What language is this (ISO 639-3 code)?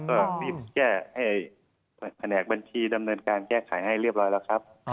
tha